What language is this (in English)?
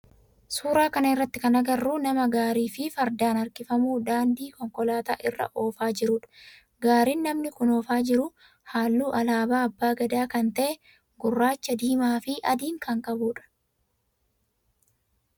Oromo